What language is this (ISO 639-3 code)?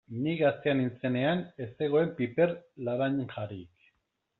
eus